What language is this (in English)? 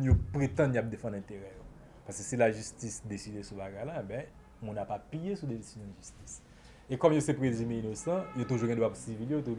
French